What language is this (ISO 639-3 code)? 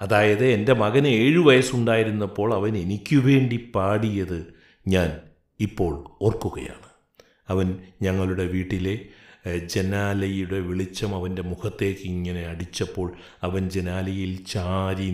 mal